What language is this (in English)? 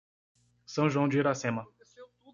Portuguese